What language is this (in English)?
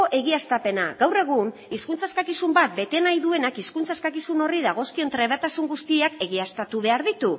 Basque